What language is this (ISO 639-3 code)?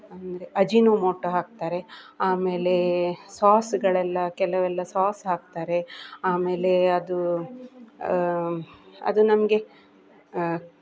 kan